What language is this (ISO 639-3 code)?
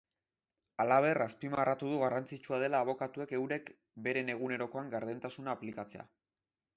eus